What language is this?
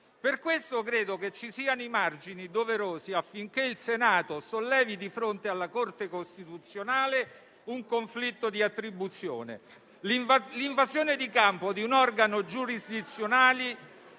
Italian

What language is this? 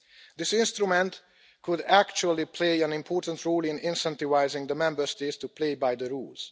English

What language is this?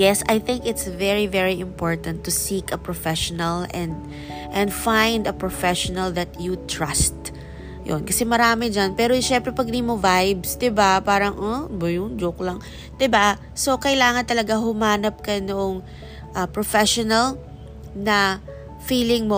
Filipino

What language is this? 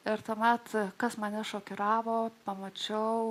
Lithuanian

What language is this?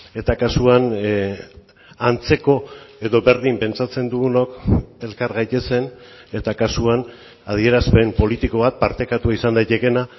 Basque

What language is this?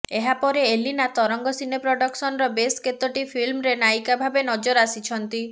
Odia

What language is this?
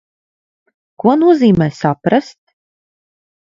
Latvian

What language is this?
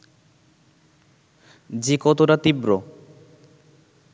Bangla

